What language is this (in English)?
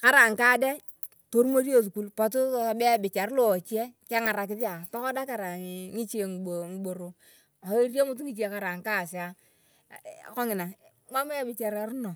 Turkana